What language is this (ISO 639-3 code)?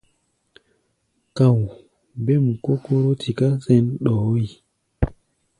gba